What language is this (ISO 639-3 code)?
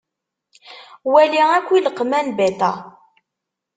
kab